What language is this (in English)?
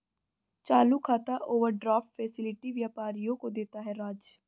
Hindi